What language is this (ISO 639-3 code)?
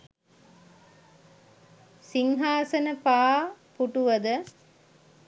sin